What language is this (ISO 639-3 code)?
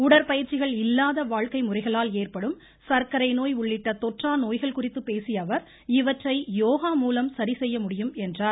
tam